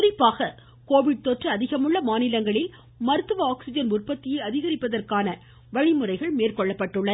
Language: Tamil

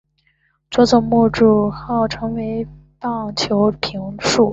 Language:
Chinese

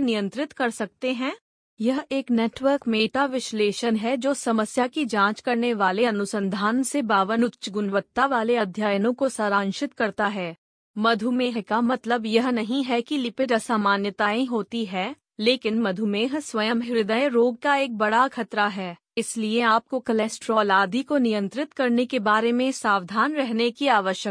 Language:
Hindi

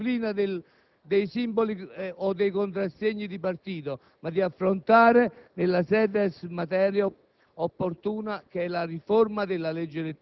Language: Italian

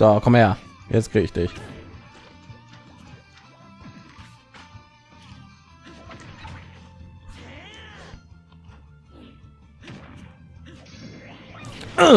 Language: German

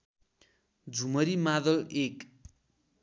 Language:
Nepali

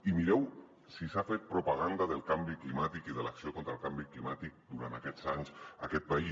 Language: Catalan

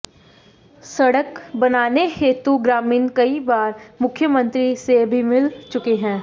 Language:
Hindi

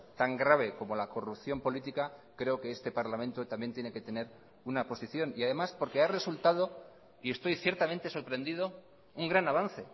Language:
Spanish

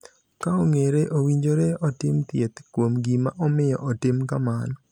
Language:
Luo (Kenya and Tanzania)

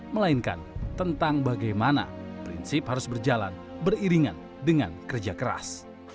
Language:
Indonesian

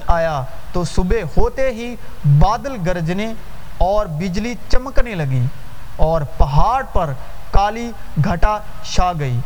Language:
Urdu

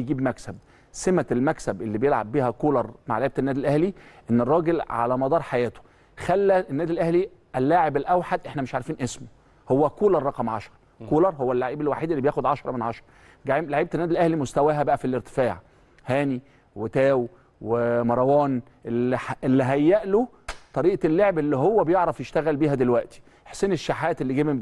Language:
Arabic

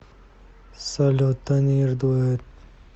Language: Russian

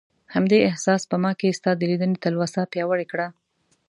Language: Pashto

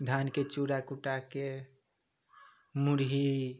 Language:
Maithili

